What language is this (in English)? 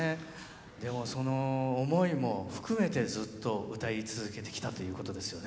Japanese